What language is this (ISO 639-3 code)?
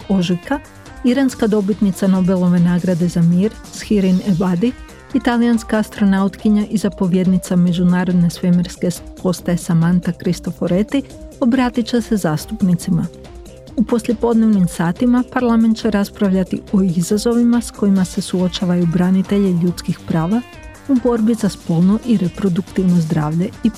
hrv